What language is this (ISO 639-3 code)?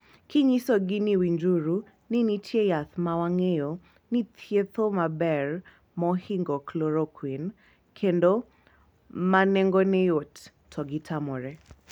luo